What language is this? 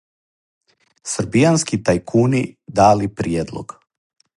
Serbian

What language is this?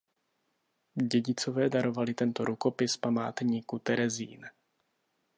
Czech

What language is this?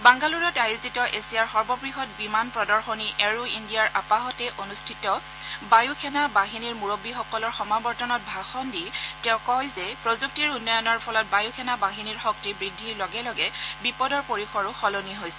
Assamese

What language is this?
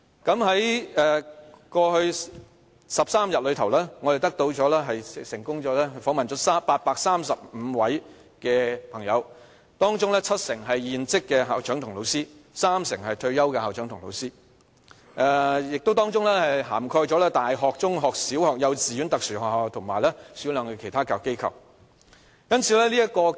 Cantonese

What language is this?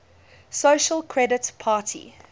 English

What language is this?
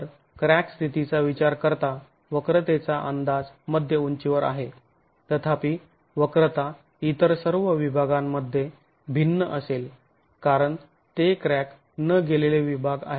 Marathi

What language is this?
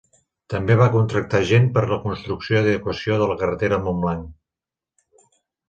Catalan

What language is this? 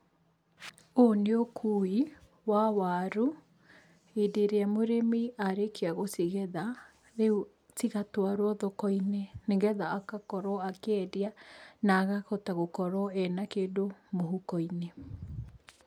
Kikuyu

